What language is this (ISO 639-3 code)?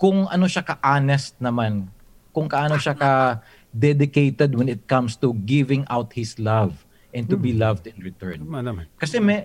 fil